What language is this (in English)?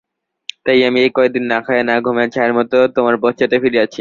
Bangla